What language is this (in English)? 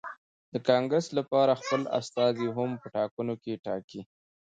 Pashto